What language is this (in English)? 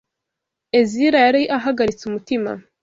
Kinyarwanda